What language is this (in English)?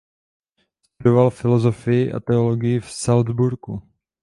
Czech